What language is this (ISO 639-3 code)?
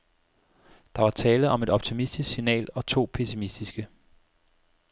dan